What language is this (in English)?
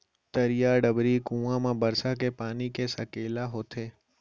Chhattisgarhi